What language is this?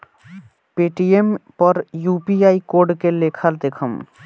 Bhojpuri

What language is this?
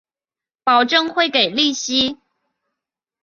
Chinese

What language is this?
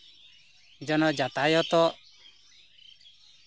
Santali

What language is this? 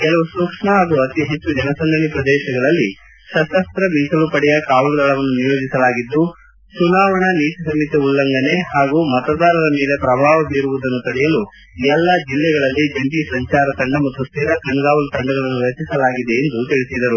Kannada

